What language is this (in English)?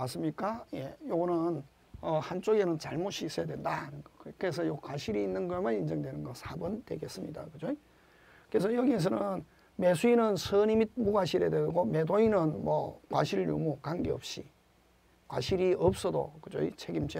Korean